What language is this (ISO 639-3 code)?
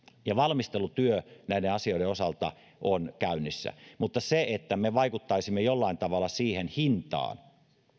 fin